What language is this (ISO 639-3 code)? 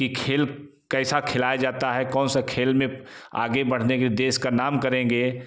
hin